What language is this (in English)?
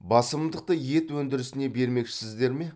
Kazakh